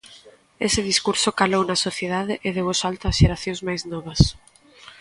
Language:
Galician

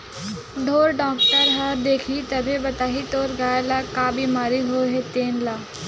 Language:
Chhattisgarhi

